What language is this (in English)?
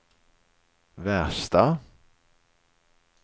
Swedish